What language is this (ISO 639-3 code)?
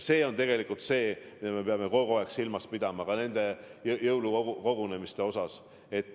est